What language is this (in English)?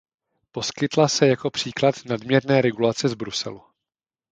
Czech